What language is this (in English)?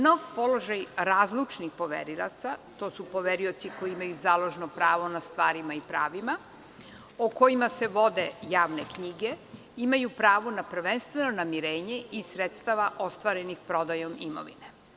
Serbian